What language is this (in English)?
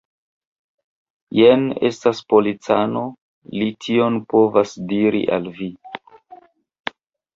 Esperanto